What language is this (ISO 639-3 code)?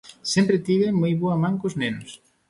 glg